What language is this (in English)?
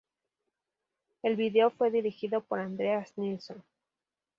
Spanish